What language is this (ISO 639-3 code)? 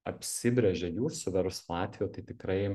lit